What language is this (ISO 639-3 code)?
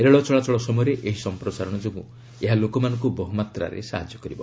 ori